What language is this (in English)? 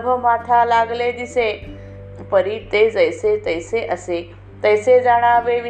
Marathi